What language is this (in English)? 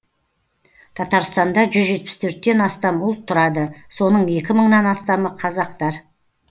Kazakh